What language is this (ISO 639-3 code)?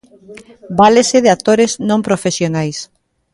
glg